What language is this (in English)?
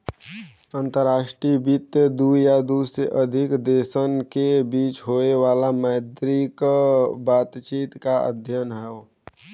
Bhojpuri